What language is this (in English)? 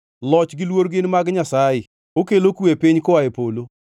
Luo (Kenya and Tanzania)